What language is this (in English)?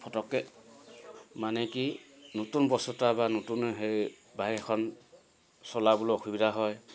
Assamese